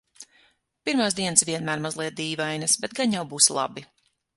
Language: Latvian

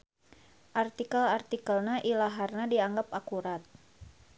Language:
Sundanese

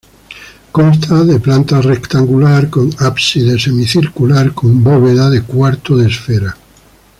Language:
Spanish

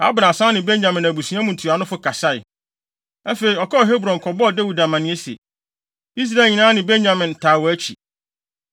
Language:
Akan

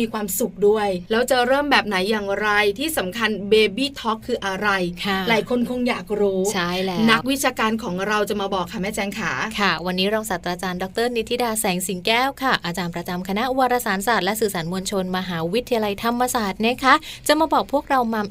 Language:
Thai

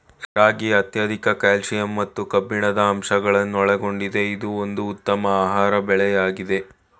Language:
Kannada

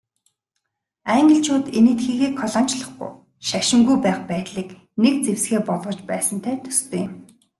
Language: Mongolian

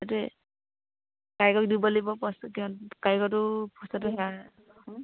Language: Assamese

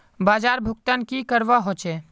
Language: Magahi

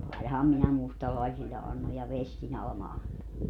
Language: Finnish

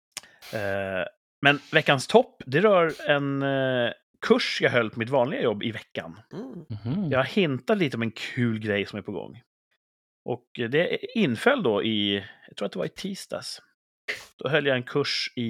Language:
Swedish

